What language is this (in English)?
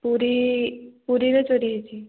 Odia